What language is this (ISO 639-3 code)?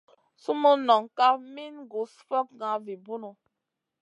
mcn